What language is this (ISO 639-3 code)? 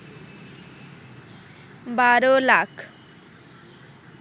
ben